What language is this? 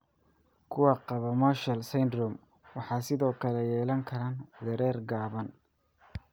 Somali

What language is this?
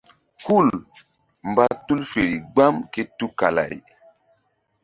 Mbum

